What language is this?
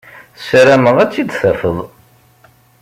Kabyle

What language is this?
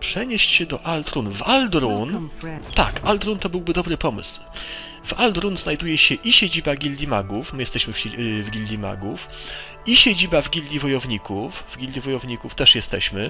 Polish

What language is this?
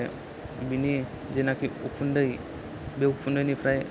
Bodo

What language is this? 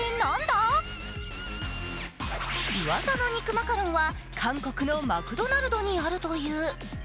Japanese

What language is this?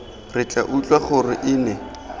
Tswana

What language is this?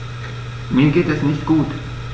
German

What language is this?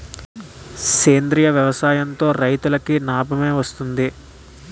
Telugu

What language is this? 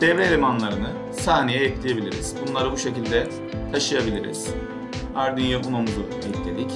Turkish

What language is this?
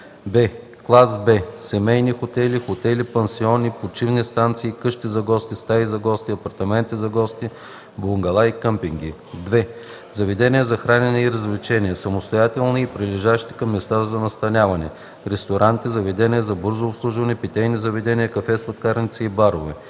Bulgarian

